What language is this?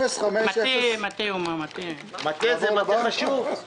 Hebrew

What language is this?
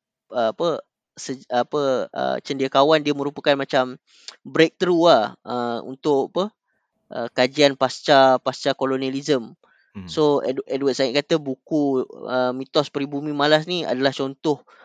Malay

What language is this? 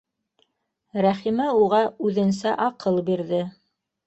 Bashkir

